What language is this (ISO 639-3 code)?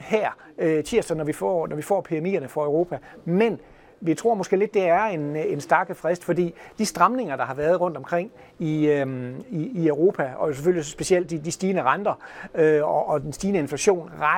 dan